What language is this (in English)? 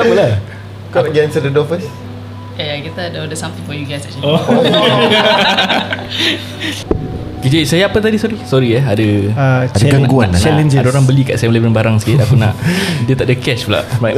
Malay